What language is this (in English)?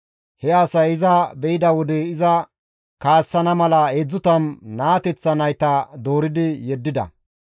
Gamo